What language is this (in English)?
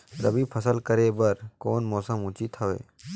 Chhattisgarhi